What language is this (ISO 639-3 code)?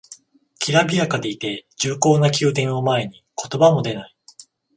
jpn